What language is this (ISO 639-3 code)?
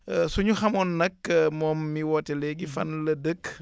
wol